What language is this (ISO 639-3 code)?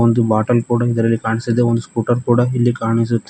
kan